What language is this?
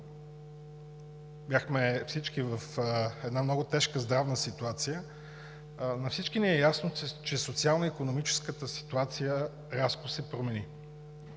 Bulgarian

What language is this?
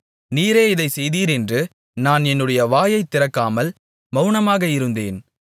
Tamil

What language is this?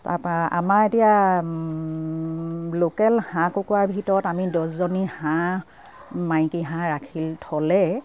Assamese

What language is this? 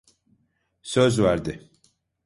Turkish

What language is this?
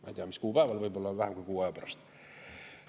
Estonian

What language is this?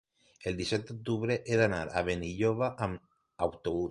Catalan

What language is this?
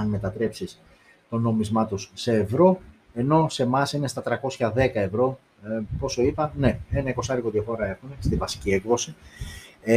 Greek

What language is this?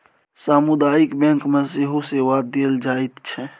Maithili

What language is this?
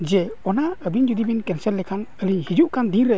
Santali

